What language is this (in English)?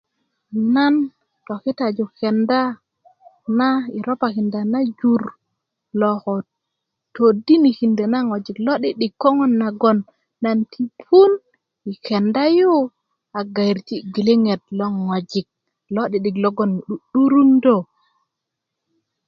Kuku